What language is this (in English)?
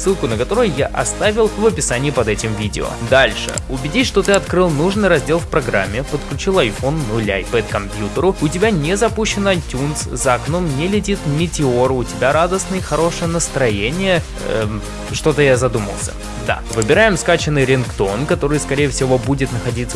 Russian